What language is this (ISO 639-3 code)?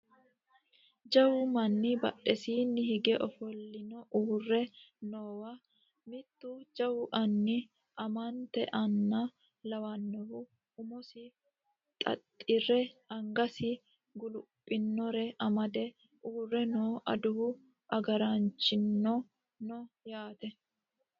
sid